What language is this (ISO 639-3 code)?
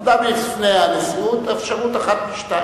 heb